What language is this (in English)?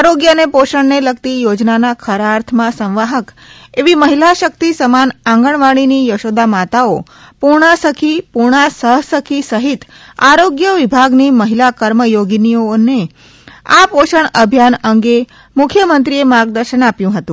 Gujarati